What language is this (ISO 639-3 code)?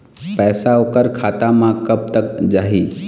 hne